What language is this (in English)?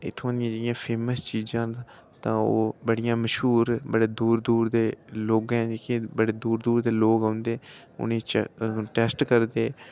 Dogri